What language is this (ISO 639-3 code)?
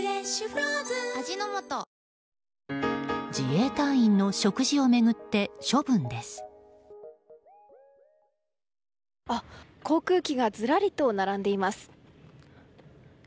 jpn